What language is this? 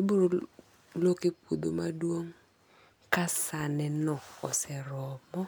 Luo (Kenya and Tanzania)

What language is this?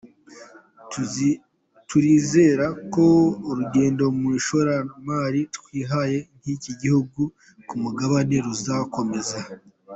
Kinyarwanda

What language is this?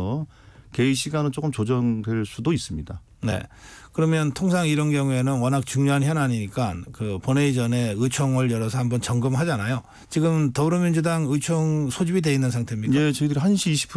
Korean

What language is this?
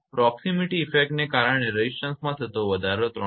Gujarati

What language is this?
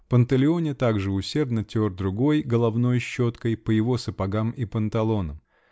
Russian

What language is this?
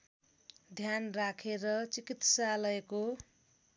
Nepali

